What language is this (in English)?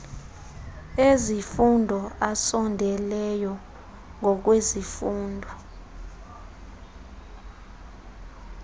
Xhosa